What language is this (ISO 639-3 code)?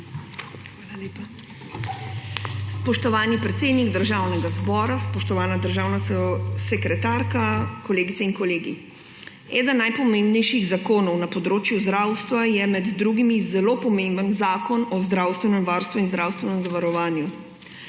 slv